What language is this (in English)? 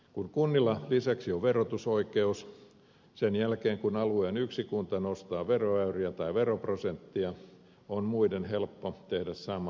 Finnish